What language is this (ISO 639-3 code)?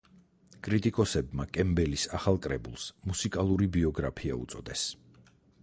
kat